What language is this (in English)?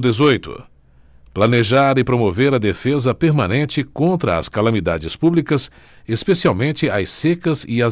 Portuguese